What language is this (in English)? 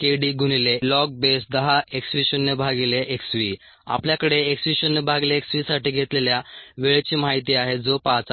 Marathi